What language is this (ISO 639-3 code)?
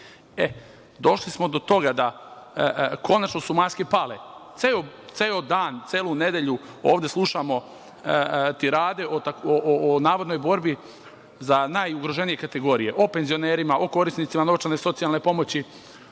srp